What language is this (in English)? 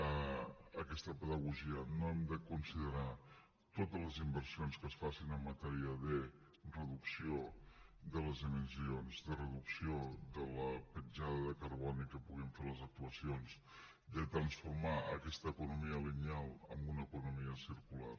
Catalan